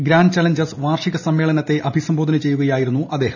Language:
Malayalam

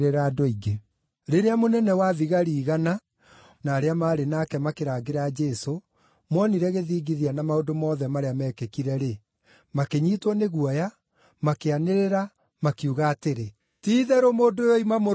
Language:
Kikuyu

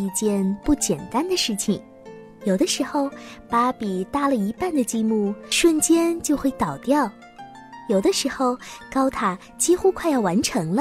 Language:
Chinese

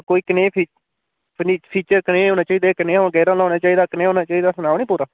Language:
Dogri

